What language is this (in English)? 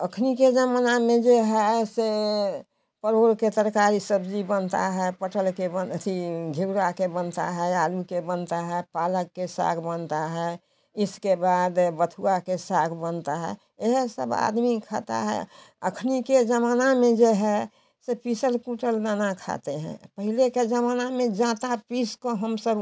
Hindi